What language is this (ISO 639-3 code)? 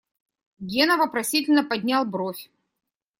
rus